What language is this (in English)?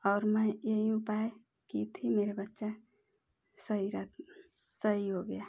Hindi